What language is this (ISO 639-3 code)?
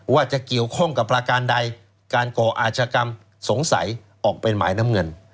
tha